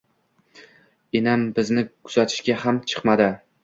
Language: Uzbek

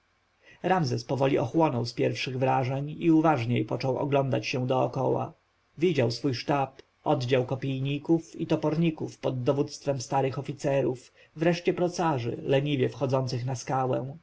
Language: Polish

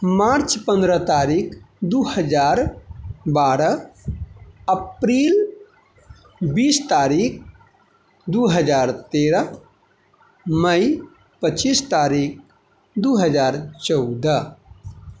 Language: Maithili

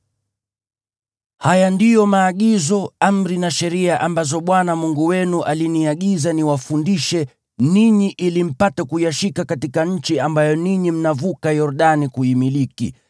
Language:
Swahili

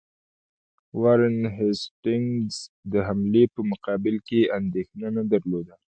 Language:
Pashto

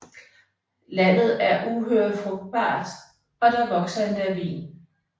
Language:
Danish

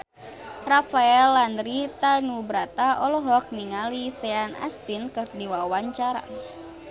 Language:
Sundanese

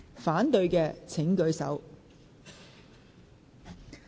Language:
Cantonese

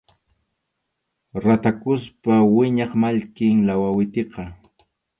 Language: Arequipa-La Unión Quechua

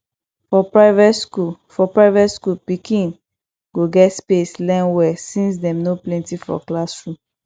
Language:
Nigerian Pidgin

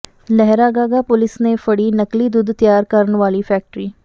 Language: Punjabi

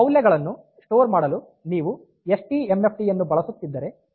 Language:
Kannada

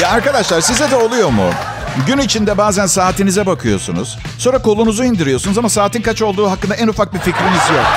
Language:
Turkish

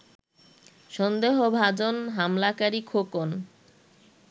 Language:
Bangla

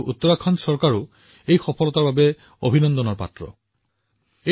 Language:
Assamese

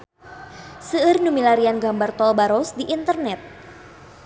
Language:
Sundanese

